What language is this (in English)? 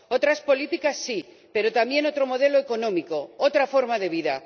Spanish